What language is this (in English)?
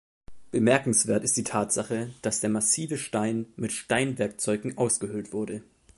German